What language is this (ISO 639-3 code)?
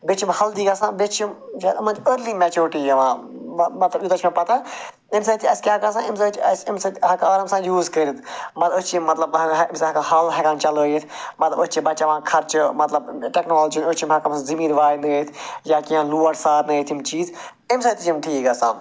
kas